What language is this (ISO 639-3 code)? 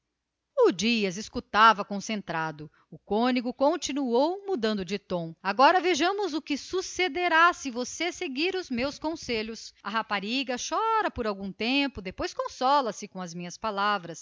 por